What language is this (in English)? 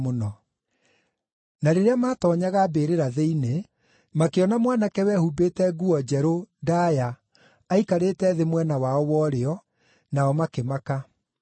Kikuyu